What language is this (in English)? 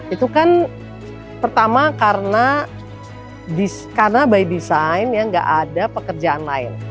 Indonesian